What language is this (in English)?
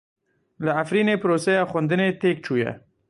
Kurdish